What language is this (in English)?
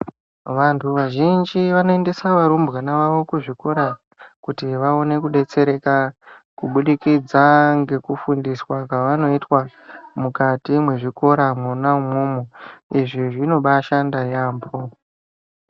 Ndau